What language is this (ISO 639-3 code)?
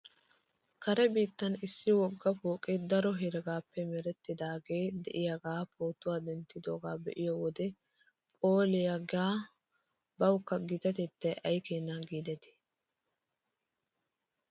wal